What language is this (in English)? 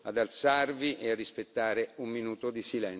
Italian